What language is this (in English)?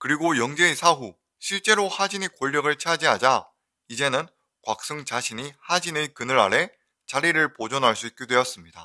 Korean